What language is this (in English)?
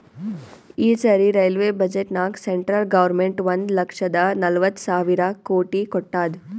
Kannada